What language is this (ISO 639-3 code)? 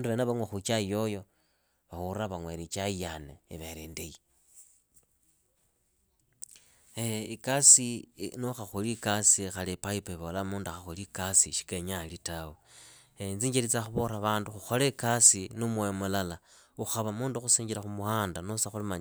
ida